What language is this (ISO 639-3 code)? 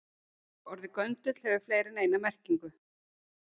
isl